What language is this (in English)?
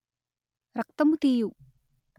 Telugu